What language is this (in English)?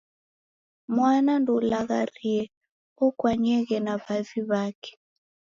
Taita